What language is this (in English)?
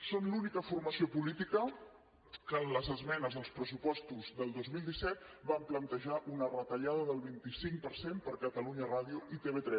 Catalan